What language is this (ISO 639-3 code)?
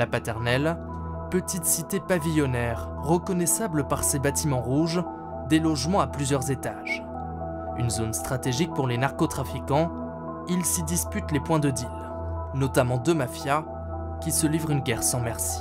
fra